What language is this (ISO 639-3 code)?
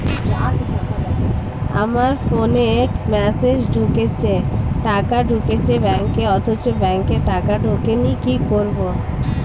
ben